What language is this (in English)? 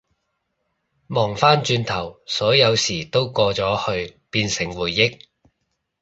Cantonese